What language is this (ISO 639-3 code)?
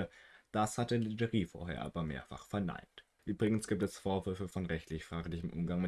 deu